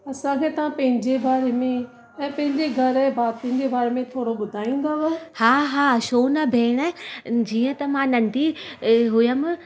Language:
Sindhi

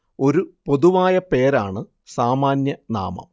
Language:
Malayalam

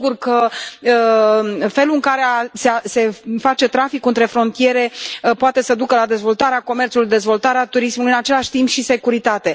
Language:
Romanian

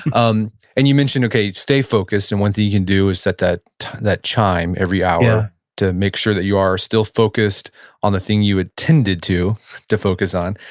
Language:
English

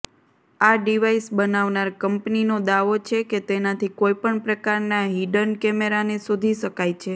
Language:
Gujarati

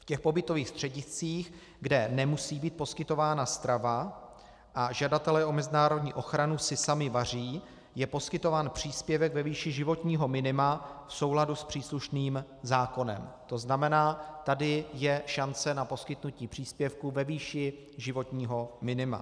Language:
Czech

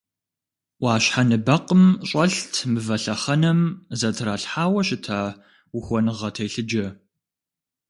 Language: Kabardian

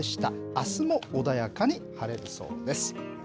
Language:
Japanese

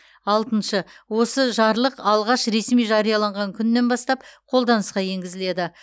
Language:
Kazakh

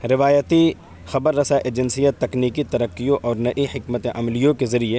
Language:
Urdu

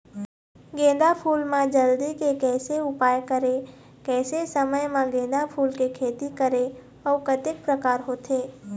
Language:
Chhattisgarhi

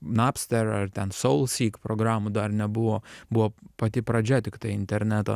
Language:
Lithuanian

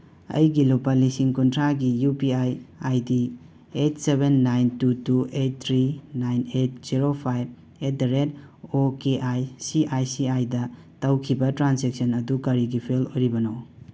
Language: Manipuri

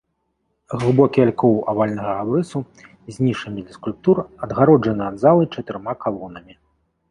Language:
Belarusian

